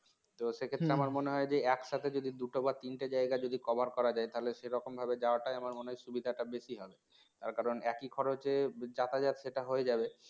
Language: Bangla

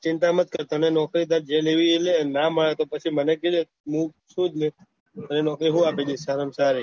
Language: Gujarati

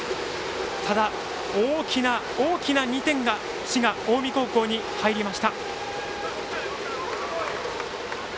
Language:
Japanese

